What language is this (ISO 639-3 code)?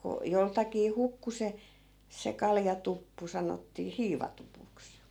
fin